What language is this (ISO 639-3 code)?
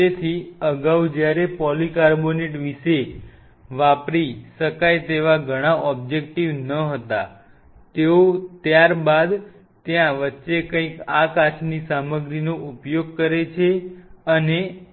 guj